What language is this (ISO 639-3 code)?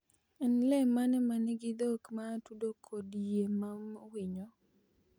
luo